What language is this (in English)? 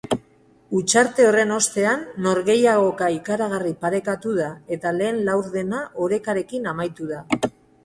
Basque